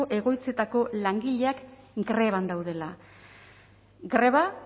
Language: Basque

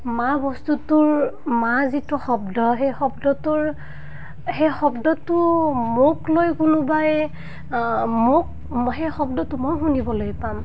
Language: Assamese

